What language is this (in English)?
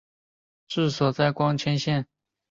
Chinese